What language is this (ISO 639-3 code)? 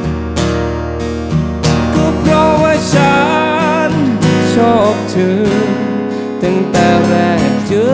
tha